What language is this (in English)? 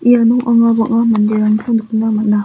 Garo